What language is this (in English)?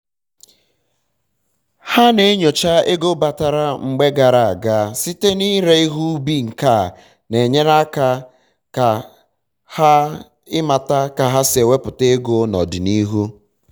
Igbo